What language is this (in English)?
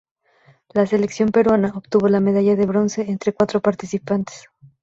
Spanish